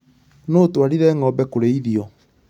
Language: Kikuyu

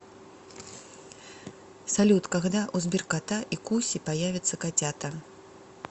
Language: Russian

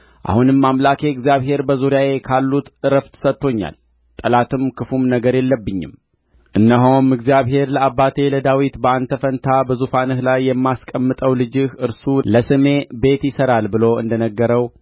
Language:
Amharic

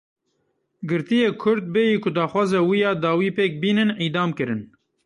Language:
Kurdish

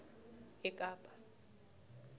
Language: South Ndebele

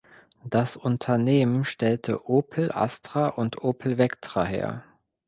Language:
German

